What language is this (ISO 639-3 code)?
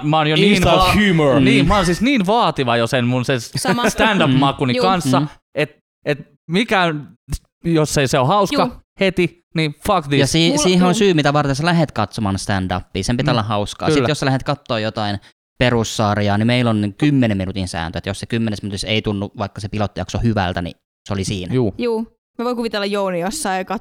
fin